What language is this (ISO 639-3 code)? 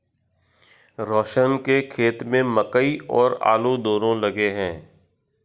hin